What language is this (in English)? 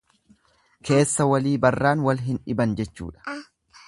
Oromo